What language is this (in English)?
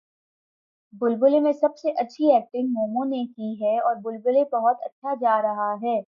Urdu